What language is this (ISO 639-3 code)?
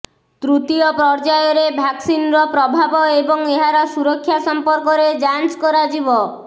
ori